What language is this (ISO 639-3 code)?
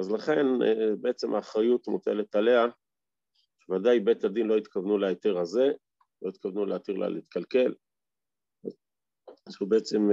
heb